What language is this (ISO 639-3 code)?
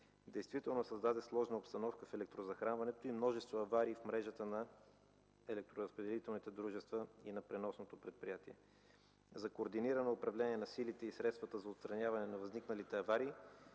bul